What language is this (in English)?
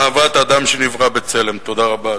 Hebrew